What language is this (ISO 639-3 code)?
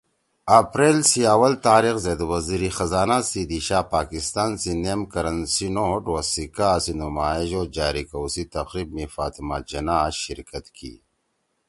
trw